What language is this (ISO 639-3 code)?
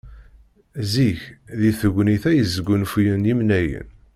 kab